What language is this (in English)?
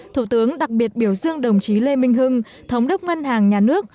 Vietnamese